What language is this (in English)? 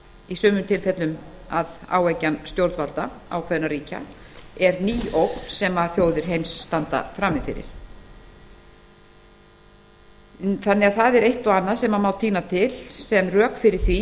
Icelandic